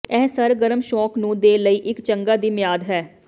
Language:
Punjabi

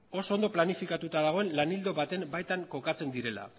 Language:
Basque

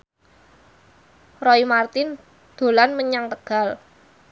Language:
Javanese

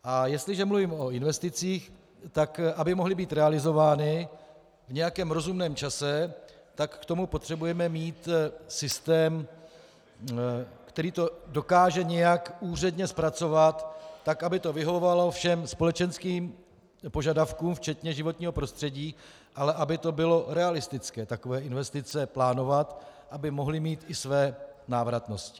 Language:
Czech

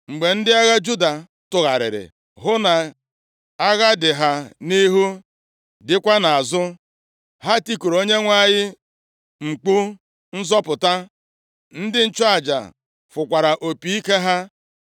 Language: Igbo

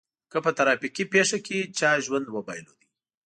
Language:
Pashto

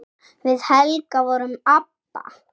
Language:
Icelandic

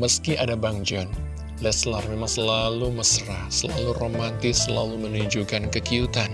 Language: Indonesian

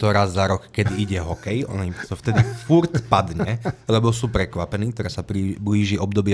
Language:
Slovak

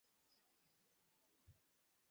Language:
Bangla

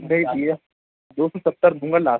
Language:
Urdu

